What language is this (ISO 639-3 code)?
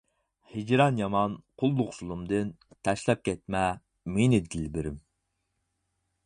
uig